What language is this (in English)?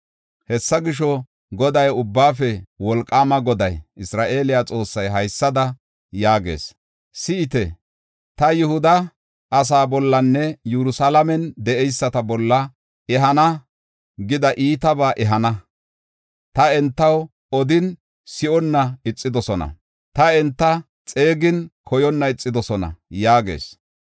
Gofa